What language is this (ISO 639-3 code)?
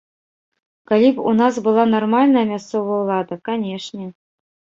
bel